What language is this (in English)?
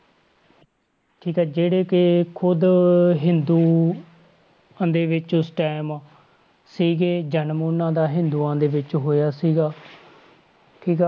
Punjabi